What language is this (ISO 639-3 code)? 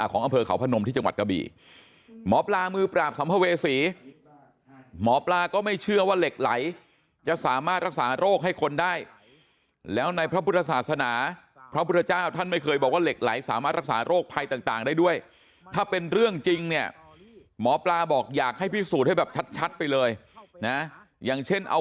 tha